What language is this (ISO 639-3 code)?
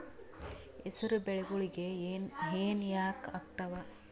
kan